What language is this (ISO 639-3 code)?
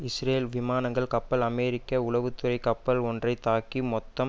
tam